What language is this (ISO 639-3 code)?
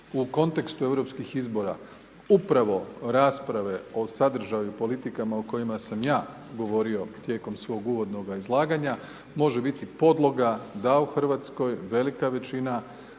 hrv